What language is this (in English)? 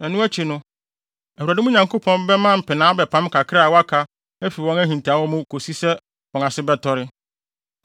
Akan